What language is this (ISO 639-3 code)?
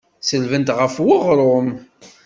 kab